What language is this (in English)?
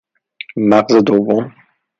Persian